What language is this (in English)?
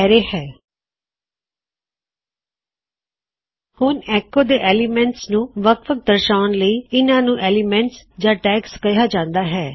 Punjabi